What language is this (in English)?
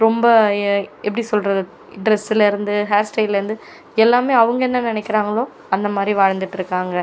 Tamil